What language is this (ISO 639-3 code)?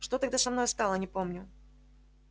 rus